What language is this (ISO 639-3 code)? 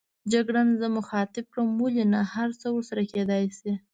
pus